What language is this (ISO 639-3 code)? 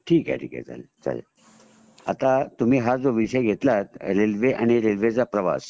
mar